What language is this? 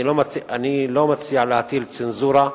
Hebrew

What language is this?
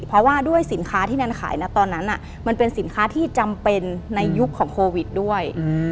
Thai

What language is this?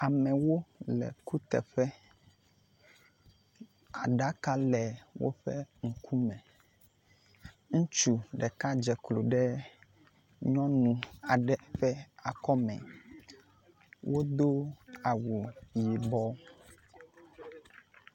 Ewe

